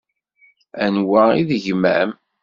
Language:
Kabyle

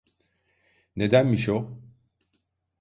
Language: Turkish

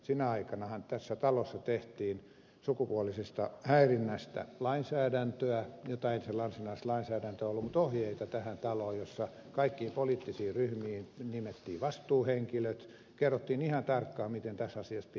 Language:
Finnish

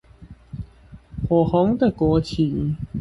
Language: Chinese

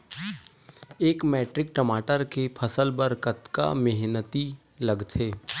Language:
Chhattisgarhi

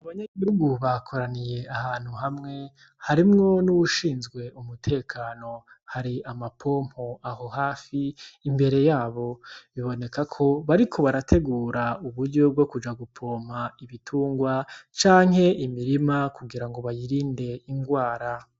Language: Rundi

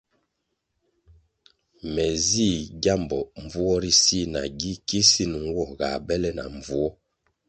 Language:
Kwasio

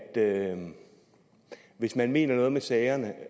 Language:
Danish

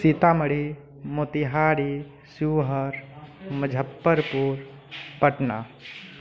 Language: Maithili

